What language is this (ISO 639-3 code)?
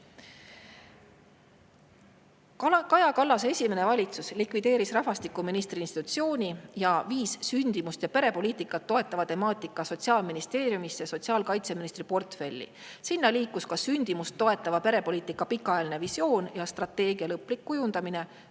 est